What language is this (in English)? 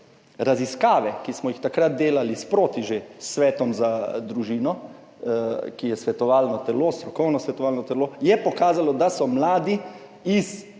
Slovenian